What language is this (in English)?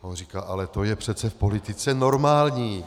Czech